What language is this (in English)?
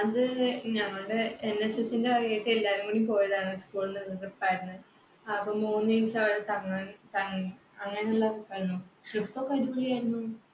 Malayalam